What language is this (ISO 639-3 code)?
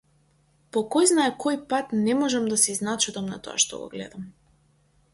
mkd